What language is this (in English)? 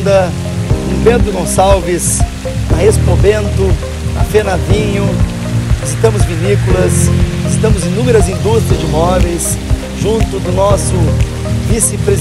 Portuguese